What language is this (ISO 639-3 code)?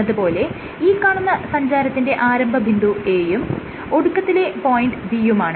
mal